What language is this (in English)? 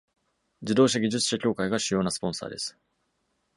Japanese